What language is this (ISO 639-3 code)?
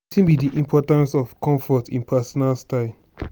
pcm